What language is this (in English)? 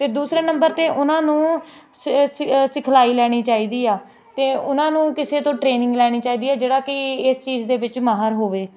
Punjabi